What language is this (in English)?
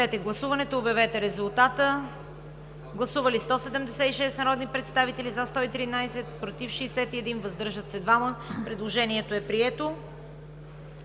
Bulgarian